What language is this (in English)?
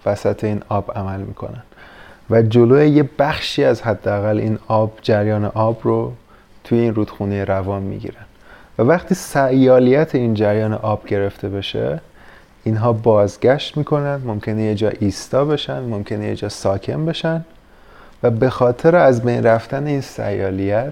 Persian